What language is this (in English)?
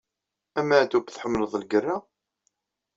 Kabyle